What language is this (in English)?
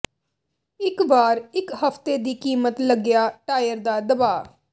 Punjabi